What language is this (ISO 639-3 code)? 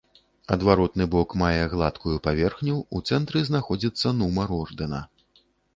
bel